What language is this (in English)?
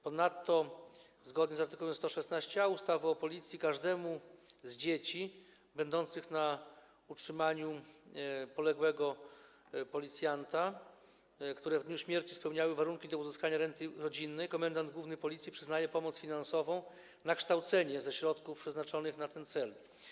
Polish